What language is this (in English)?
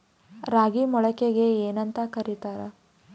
Kannada